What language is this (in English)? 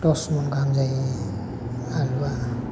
Bodo